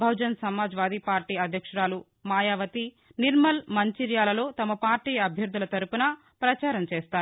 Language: Telugu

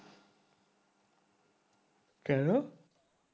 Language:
Bangla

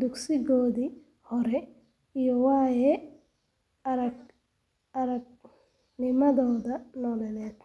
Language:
Somali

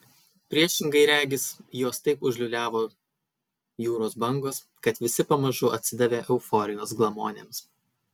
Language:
Lithuanian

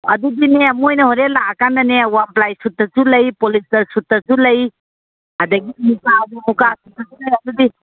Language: Manipuri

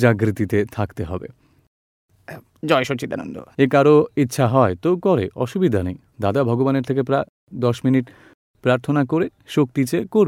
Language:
Gujarati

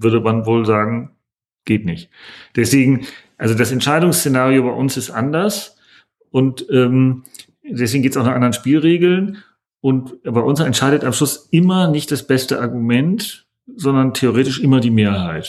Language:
German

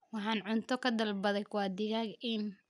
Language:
Somali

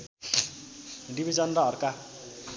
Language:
Nepali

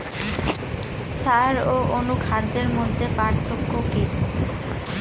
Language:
Bangla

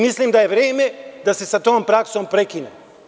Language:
Serbian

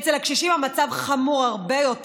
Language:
Hebrew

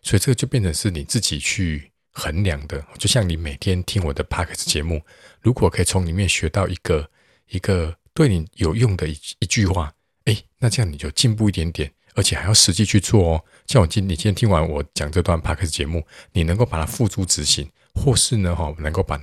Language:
Chinese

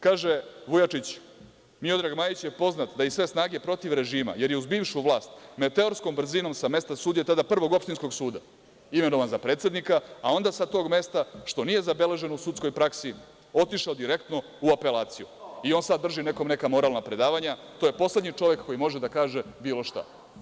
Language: Serbian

